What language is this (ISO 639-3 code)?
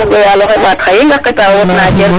srr